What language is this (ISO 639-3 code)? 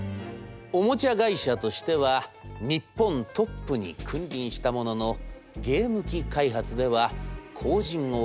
jpn